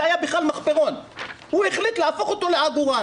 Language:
Hebrew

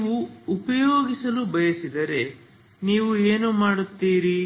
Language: Kannada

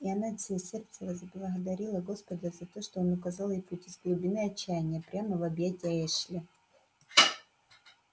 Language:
Russian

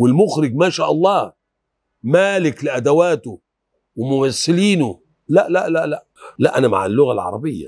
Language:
Arabic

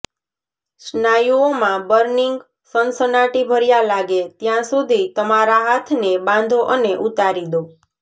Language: Gujarati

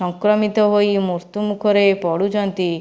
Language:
Odia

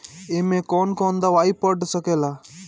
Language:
Bhojpuri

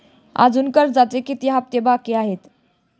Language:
Marathi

